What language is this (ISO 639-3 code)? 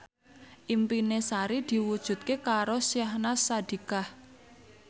jav